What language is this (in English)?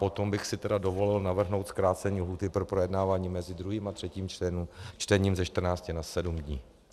Czech